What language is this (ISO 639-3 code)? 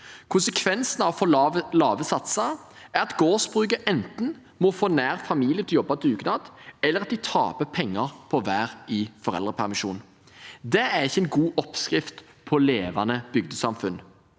nor